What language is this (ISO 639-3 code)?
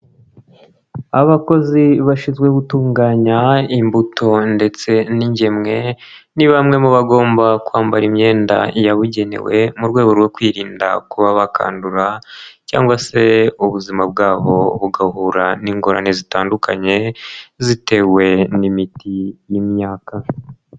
kin